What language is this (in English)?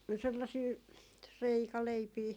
Finnish